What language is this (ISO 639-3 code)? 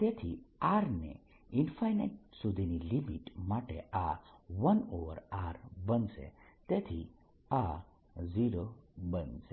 guj